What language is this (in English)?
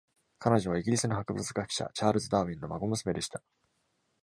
Japanese